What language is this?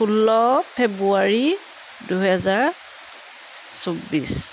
Assamese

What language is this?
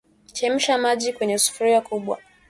Swahili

